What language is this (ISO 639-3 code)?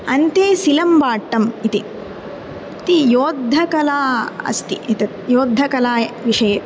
san